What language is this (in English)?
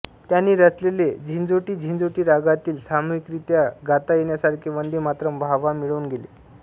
Marathi